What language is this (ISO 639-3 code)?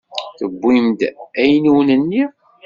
kab